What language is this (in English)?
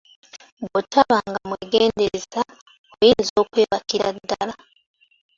Ganda